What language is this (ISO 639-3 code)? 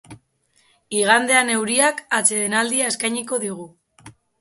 eus